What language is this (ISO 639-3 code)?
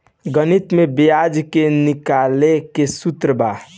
bho